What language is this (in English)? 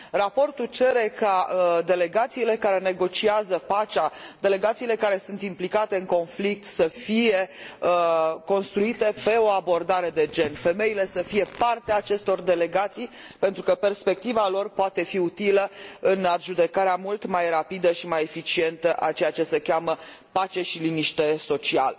Romanian